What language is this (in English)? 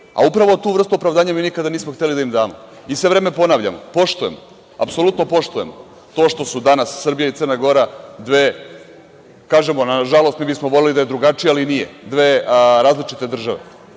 Serbian